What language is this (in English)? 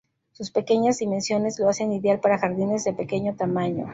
Spanish